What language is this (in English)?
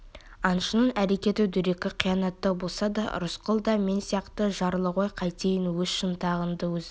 Kazakh